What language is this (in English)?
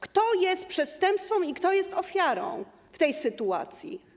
Polish